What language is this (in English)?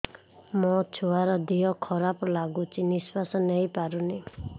Odia